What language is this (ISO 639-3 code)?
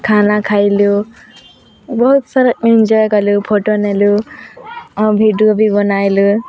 ori